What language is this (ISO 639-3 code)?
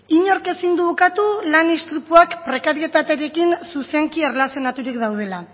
eus